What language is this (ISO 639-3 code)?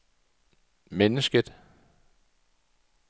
dan